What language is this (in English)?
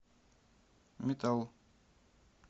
Russian